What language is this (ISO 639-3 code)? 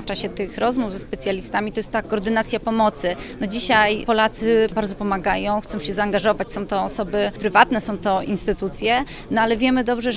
pol